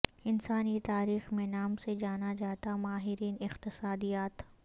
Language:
Urdu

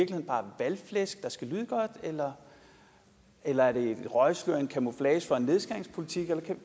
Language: Danish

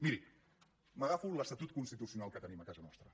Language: Catalan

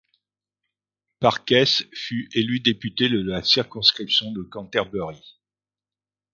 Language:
French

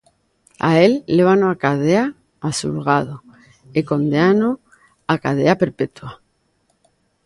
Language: Galician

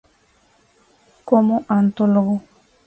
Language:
Spanish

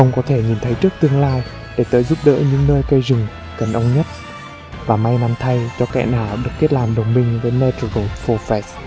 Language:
Vietnamese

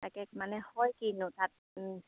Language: Assamese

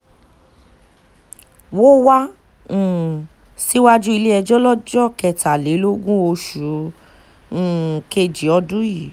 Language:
Yoruba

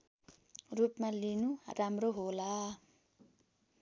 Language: Nepali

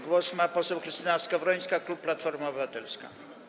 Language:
Polish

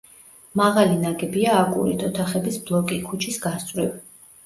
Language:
Georgian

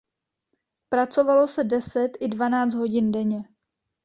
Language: Czech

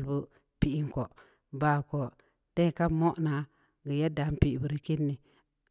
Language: Samba Leko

